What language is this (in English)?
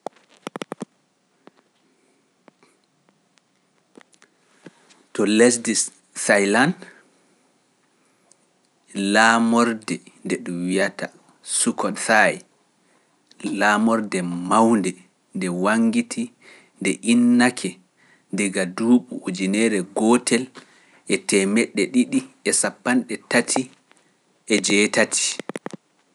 Pular